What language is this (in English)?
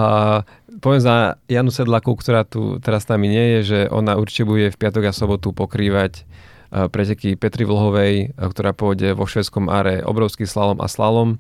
Slovak